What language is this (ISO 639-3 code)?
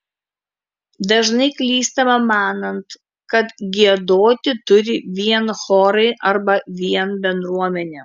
lit